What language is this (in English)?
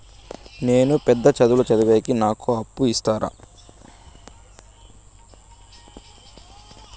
Telugu